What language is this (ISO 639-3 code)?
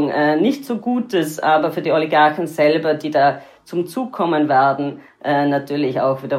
deu